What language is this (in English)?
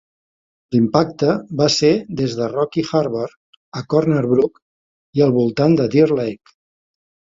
Catalan